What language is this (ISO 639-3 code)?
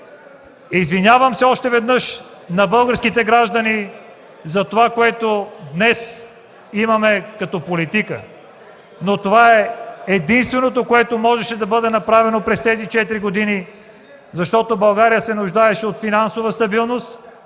bul